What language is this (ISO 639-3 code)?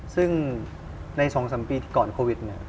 tha